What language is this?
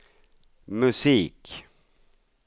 Swedish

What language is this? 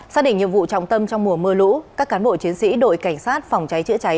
Vietnamese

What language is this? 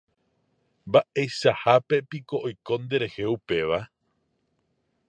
Guarani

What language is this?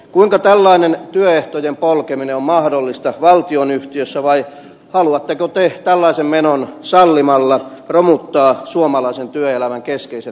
Finnish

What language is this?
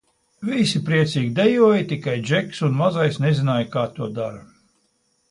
Latvian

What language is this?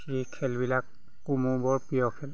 Assamese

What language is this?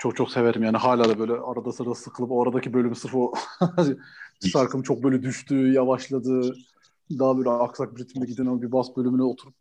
Turkish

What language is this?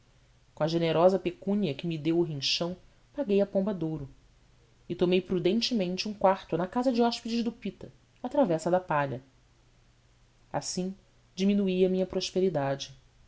Portuguese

